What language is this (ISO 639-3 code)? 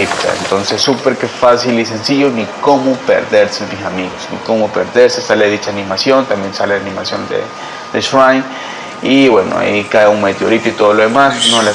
spa